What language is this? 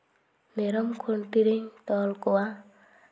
Santali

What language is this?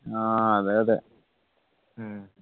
Malayalam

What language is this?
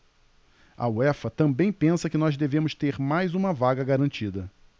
Portuguese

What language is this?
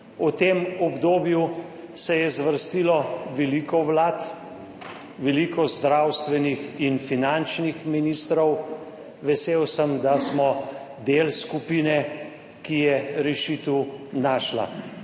Slovenian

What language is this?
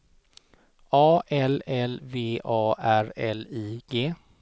Swedish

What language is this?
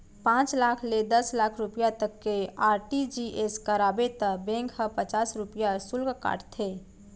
Chhattisgarhi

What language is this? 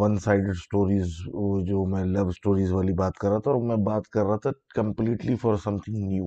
Urdu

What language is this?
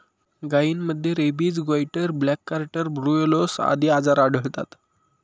Marathi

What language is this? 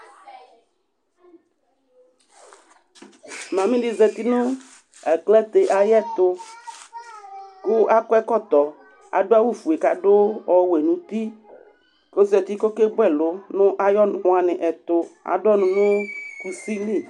Ikposo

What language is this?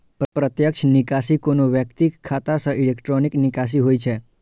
Maithili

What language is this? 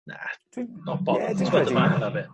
Welsh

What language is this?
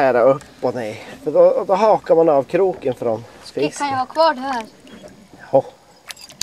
Swedish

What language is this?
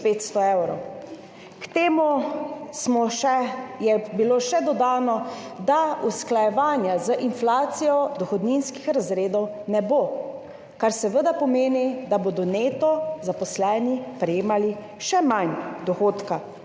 Slovenian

